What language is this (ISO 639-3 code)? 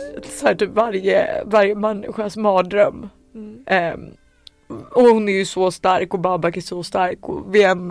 swe